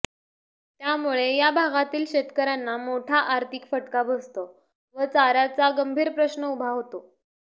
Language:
Marathi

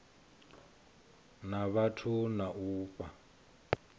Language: Venda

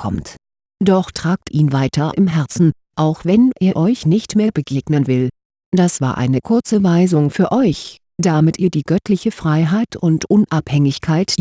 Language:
German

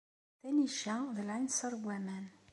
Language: Kabyle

